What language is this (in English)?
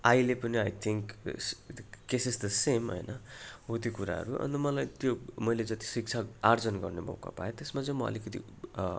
Nepali